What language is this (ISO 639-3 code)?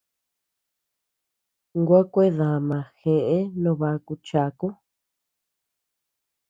cux